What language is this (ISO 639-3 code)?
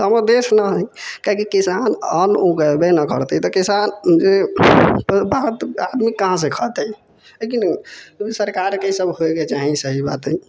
mai